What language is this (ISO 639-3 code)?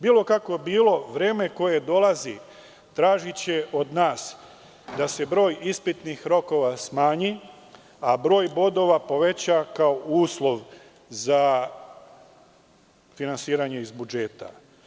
srp